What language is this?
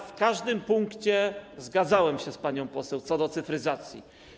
Polish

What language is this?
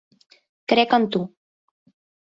Catalan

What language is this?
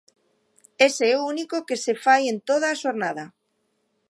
Galician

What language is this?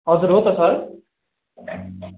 Nepali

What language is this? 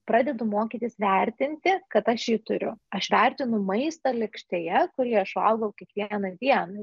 Lithuanian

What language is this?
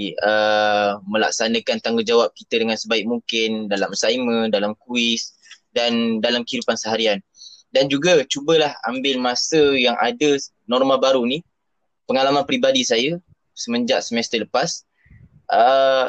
Malay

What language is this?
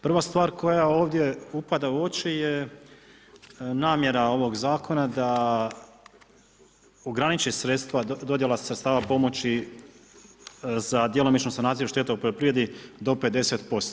Croatian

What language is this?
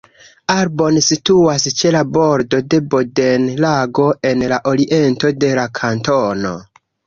Esperanto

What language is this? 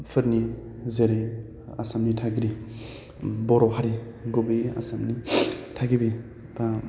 Bodo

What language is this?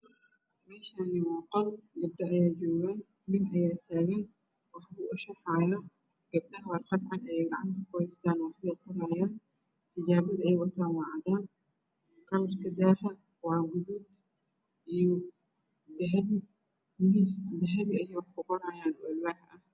Somali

